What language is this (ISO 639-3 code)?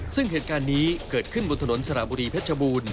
tha